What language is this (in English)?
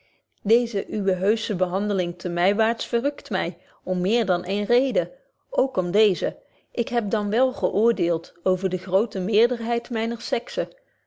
Dutch